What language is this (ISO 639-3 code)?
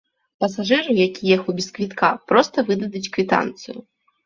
bel